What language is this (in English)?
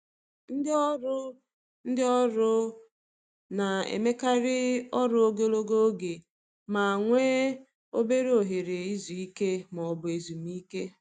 Igbo